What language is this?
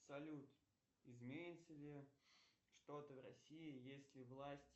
Russian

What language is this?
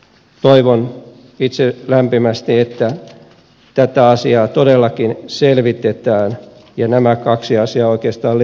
Finnish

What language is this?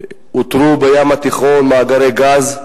Hebrew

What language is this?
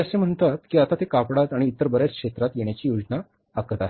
Marathi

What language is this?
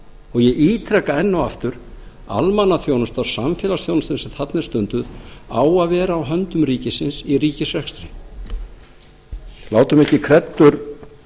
Icelandic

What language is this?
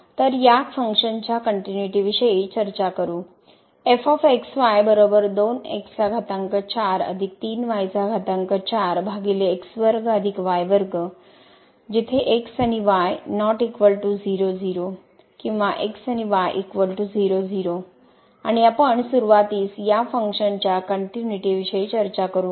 Marathi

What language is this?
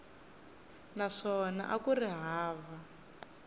Tsonga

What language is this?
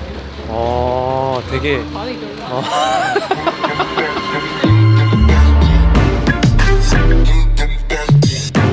Korean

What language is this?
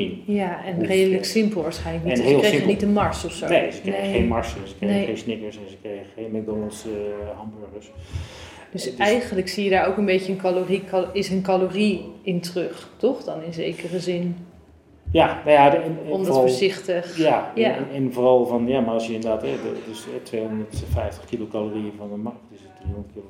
Dutch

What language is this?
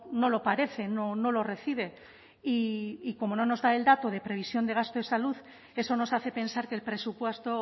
Spanish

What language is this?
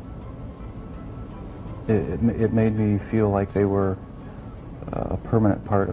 Spanish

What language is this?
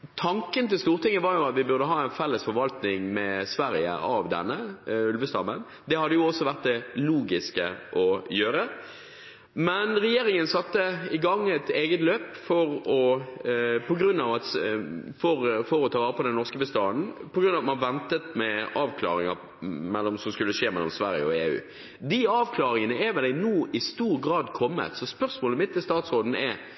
Norwegian Bokmål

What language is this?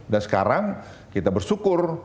Indonesian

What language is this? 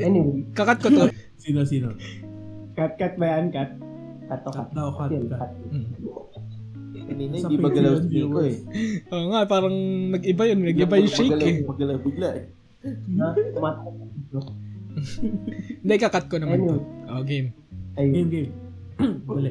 Filipino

